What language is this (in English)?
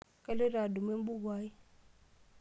Masai